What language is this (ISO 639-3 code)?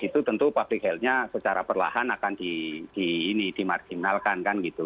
ind